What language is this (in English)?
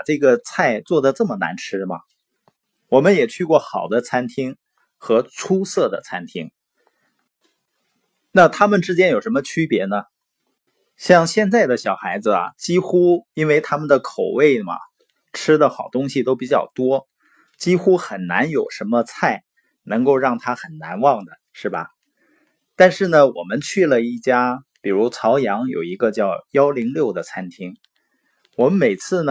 Chinese